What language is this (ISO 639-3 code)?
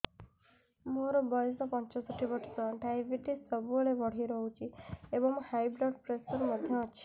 ori